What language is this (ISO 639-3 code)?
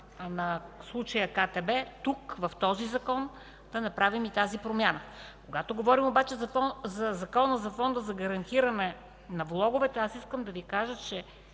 bul